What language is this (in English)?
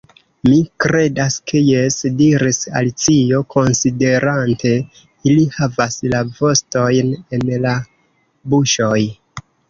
Esperanto